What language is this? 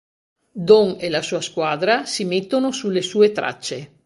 Italian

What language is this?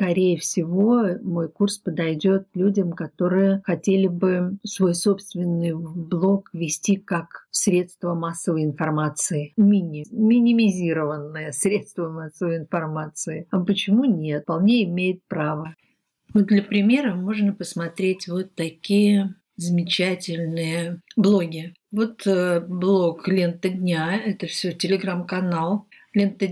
Russian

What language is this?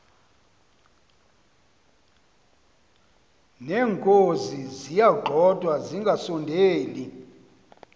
Xhosa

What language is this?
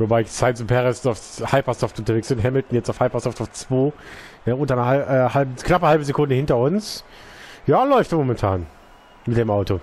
German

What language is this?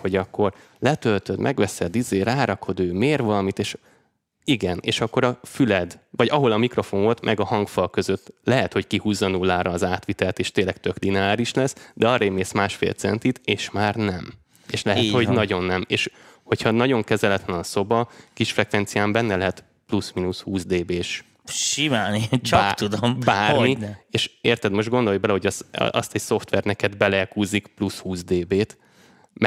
Hungarian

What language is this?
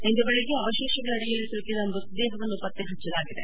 Kannada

